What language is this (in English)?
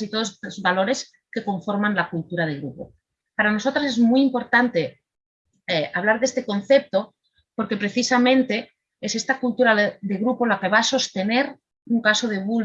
Spanish